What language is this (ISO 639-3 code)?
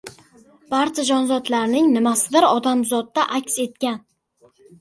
uzb